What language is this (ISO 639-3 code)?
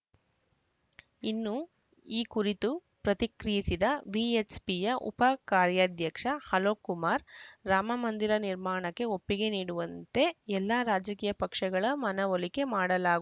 kan